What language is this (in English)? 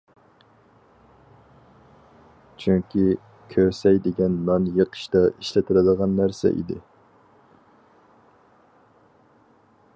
Uyghur